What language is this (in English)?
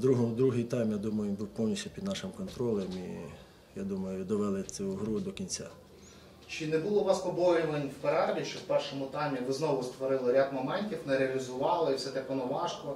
Ukrainian